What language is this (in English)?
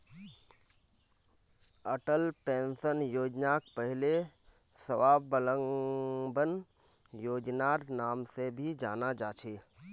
Magahi